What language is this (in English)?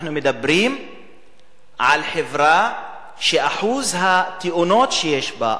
Hebrew